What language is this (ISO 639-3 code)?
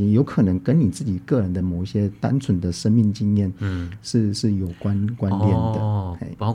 zho